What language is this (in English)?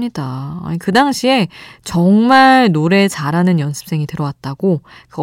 Korean